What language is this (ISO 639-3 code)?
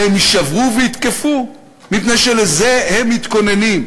heb